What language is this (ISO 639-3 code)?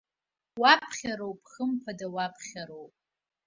abk